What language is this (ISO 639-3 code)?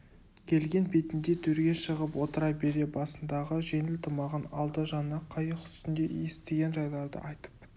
kaz